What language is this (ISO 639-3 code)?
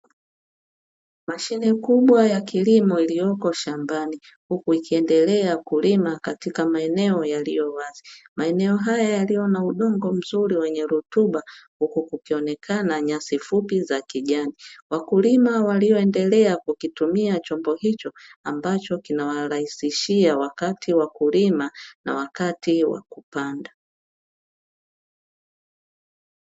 swa